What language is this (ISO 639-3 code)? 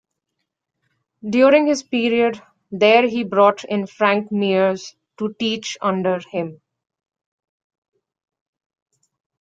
eng